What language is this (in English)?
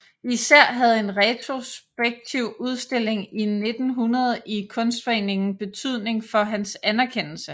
Danish